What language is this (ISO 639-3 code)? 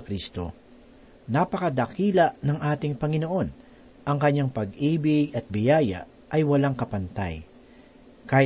fil